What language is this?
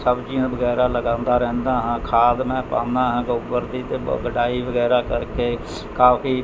Punjabi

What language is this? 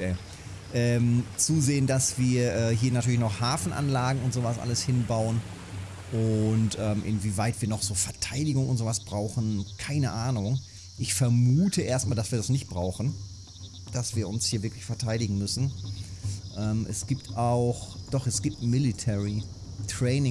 German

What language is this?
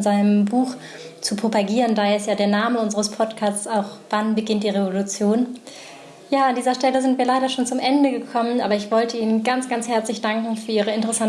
German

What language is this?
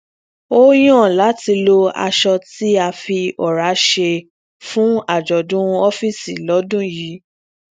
Yoruba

